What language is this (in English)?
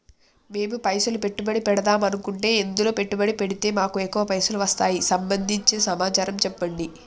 Telugu